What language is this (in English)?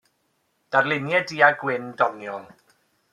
Welsh